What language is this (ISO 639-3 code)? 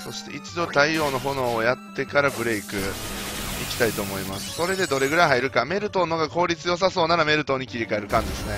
jpn